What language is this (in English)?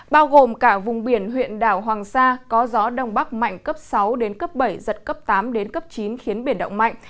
Vietnamese